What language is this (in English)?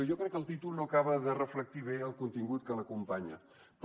Catalan